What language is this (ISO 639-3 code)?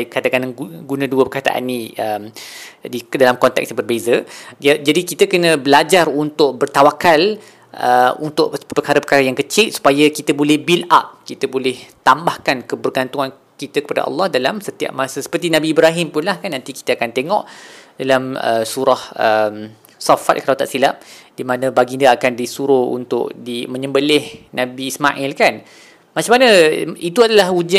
msa